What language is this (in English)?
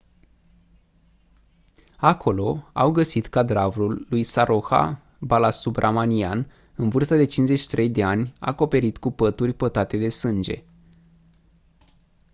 Romanian